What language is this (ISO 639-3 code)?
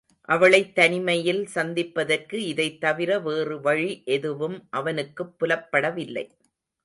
tam